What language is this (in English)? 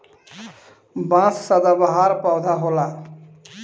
Bhojpuri